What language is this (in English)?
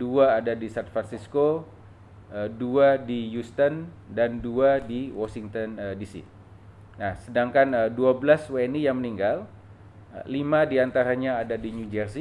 Indonesian